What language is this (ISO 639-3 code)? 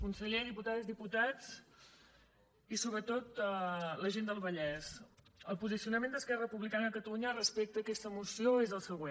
cat